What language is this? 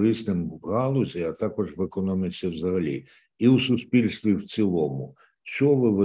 Ukrainian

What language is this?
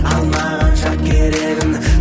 Kazakh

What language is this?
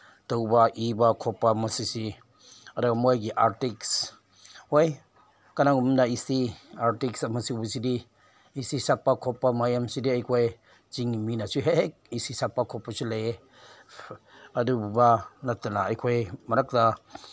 Manipuri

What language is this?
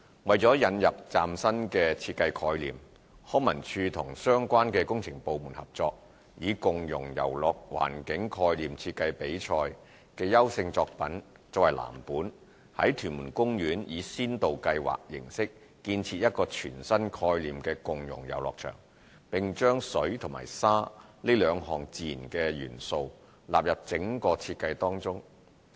Cantonese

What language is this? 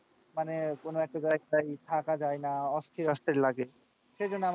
Bangla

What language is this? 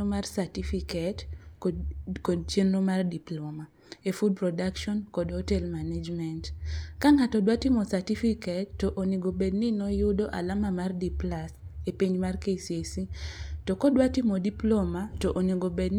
Luo (Kenya and Tanzania)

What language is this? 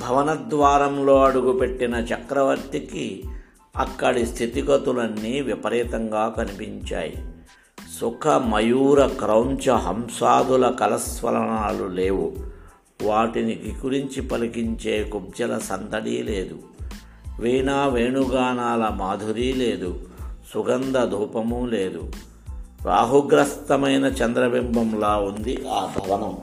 Telugu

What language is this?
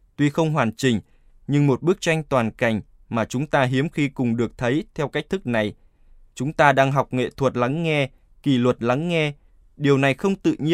Vietnamese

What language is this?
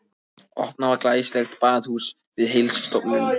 Icelandic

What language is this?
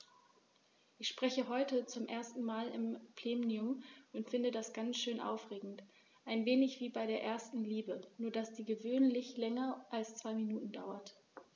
German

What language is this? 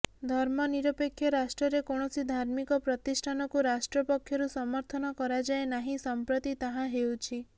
Odia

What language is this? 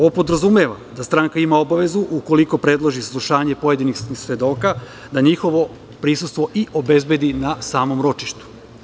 Serbian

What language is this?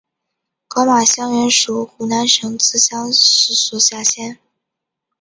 Chinese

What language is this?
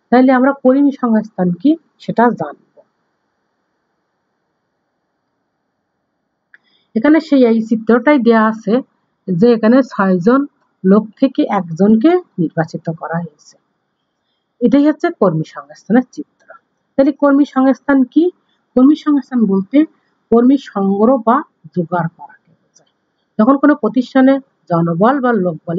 Hindi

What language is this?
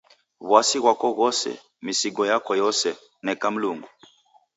Taita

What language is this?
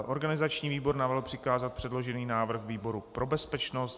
Czech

